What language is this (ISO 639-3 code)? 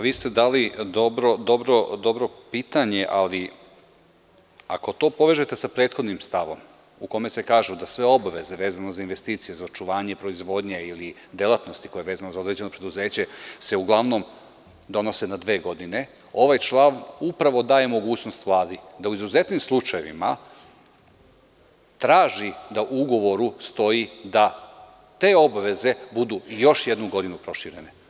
srp